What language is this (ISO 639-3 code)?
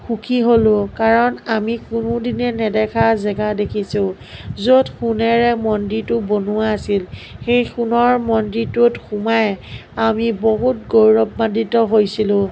asm